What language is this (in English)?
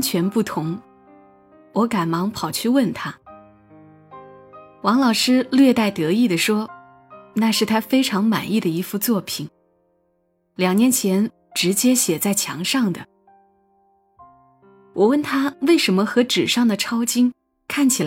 Chinese